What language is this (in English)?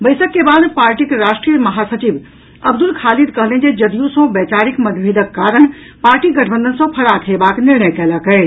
Maithili